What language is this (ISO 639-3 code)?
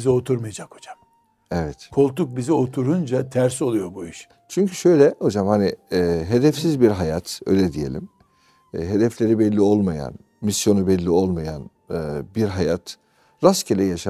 tur